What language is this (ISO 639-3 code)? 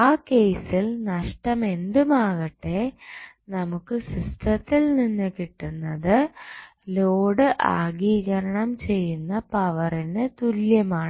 mal